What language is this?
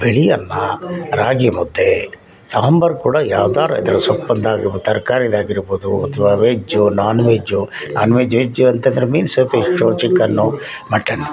Kannada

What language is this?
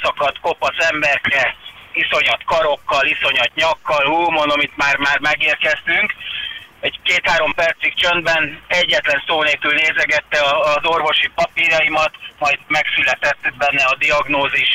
Hungarian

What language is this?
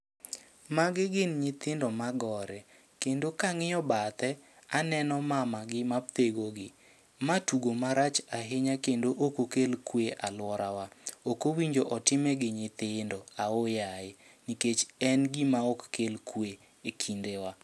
Luo (Kenya and Tanzania)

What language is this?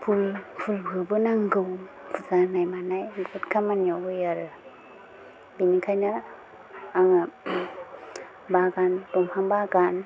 Bodo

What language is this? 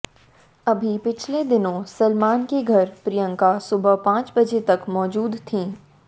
Hindi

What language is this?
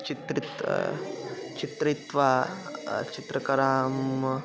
Sanskrit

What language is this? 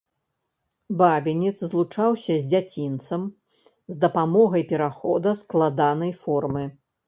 Belarusian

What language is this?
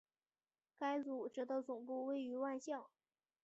Chinese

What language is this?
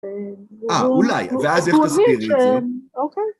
Hebrew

